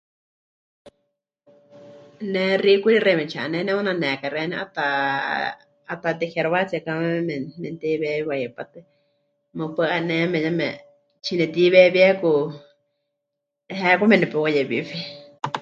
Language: Huichol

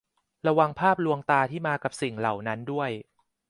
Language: Thai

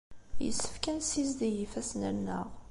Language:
Kabyle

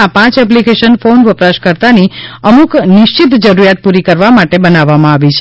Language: Gujarati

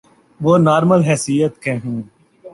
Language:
Urdu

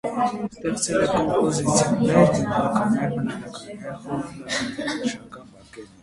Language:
Armenian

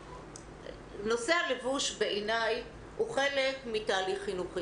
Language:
Hebrew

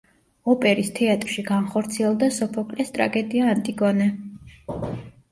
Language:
Georgian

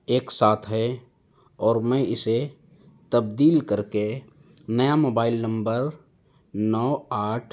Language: Urdu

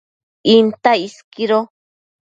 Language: Matsés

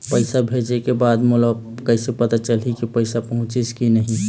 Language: Chhattisgarhi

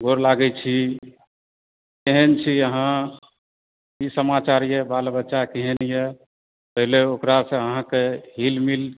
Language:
Maithili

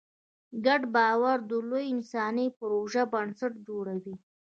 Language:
Pashto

